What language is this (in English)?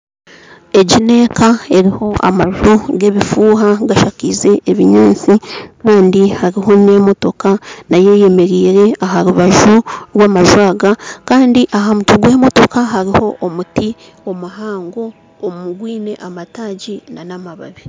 Nyankole